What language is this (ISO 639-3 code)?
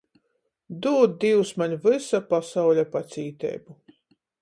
ltg